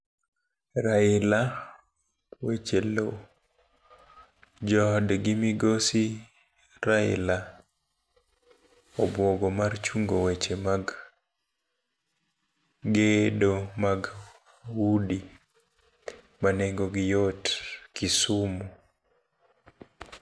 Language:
Luo (Kenya and Tanzania)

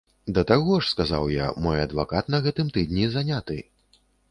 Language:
Belarusian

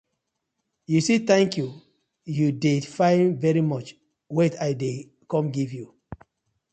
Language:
Nigerian Pidgin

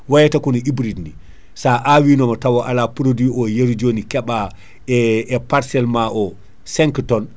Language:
Fula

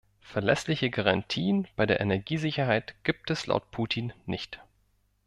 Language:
German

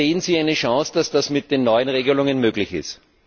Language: German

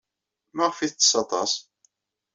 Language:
Kabyle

